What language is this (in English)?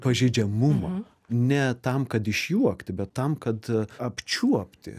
Lithuanian